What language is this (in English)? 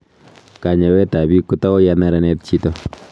Kalenjin